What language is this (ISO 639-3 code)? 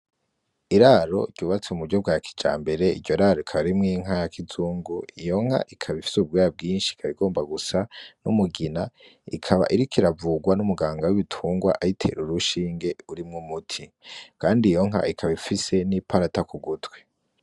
run